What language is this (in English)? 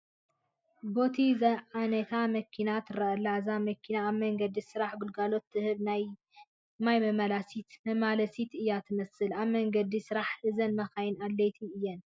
Tigrinya